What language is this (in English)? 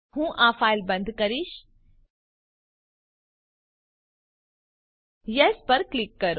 Gujarati